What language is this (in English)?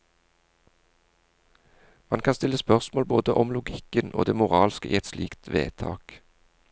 Norwegian